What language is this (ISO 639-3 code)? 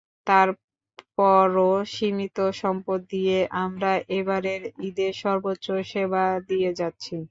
ben